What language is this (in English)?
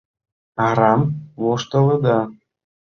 Mari